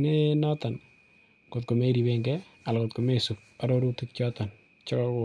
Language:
Kalenjin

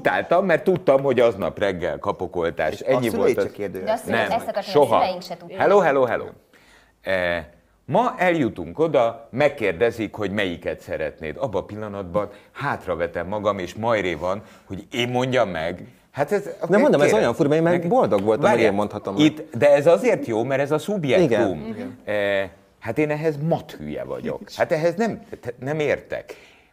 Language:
Hungarian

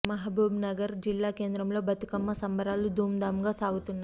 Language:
Telugu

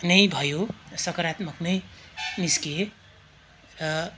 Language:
Nepali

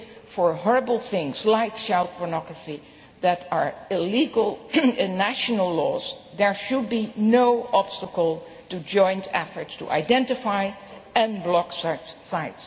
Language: English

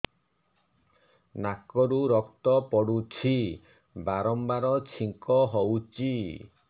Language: Odia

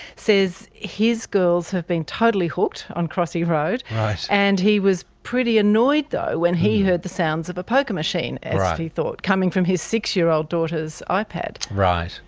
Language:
English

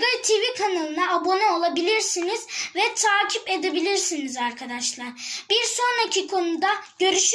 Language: Turkish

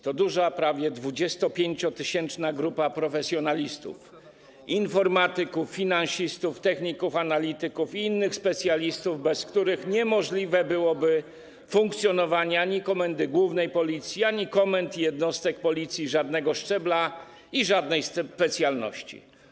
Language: Polish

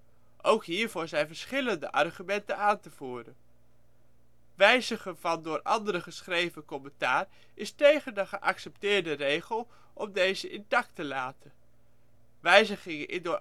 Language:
Dutch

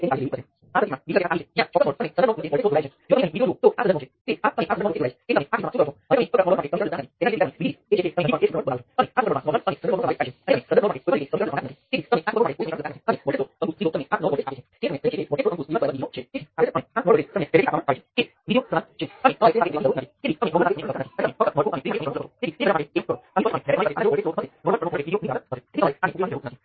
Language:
Gujarati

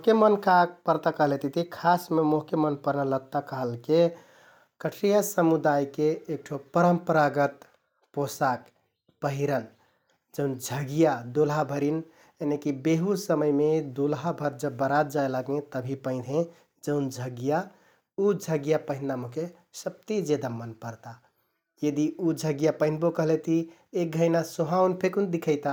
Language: Kathoriya Tharu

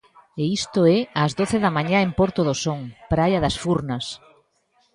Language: Galician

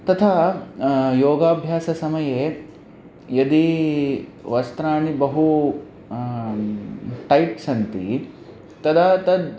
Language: Sanskrit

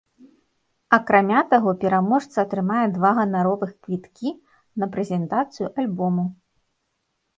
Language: Belarusian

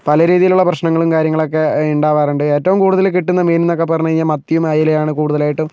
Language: Malayalam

